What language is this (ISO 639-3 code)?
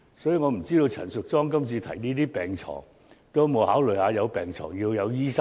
yue